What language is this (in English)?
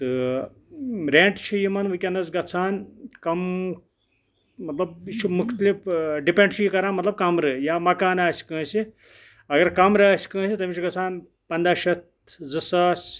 Kashmiri